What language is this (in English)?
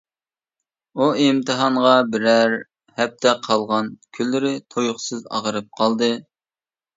Uyghur